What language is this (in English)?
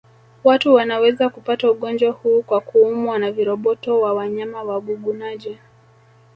Swahili